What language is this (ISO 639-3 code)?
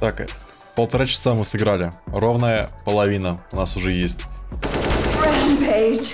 rus